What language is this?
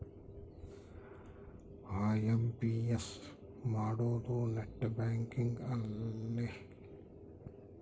Kannada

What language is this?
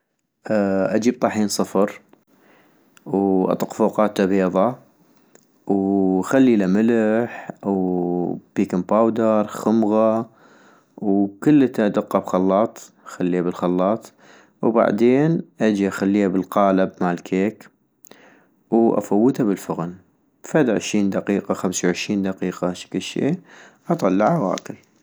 North Mesopotamian Arabic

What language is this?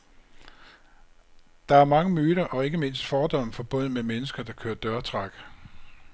Danish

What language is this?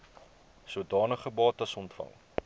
Afrikaans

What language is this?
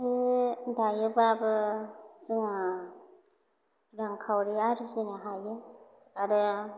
Bodo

